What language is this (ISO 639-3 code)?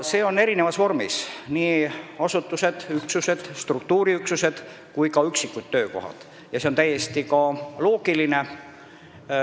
est